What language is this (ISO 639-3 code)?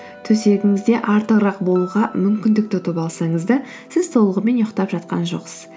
kaz